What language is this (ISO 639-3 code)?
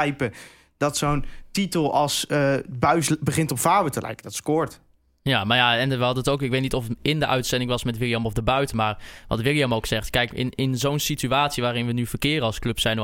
nld